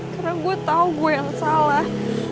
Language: Indonesian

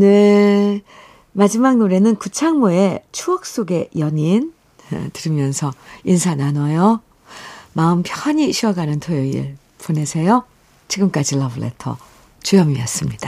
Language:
Korean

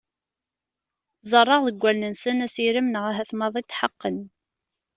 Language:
Kabyle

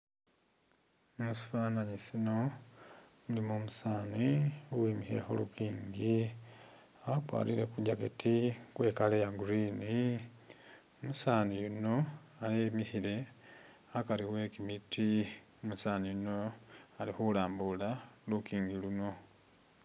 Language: Masaaba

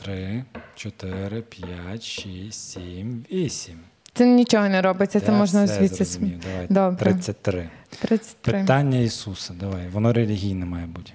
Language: Ukrainian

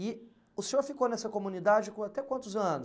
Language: Portuguese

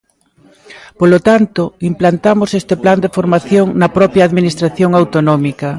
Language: Galician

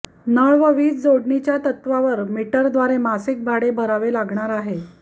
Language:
Marathi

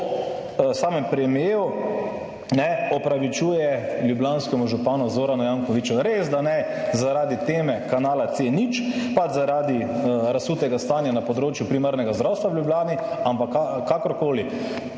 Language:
Slovenian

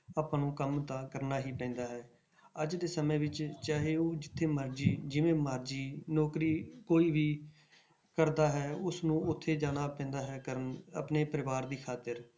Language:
Punjabi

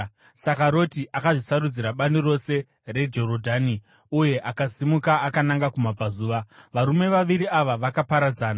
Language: Shona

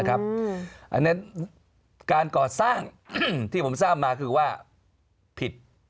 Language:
Thai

